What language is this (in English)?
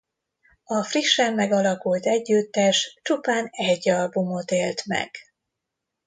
Hungarian